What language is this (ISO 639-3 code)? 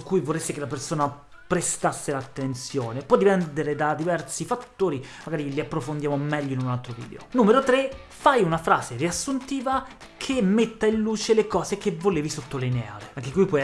ita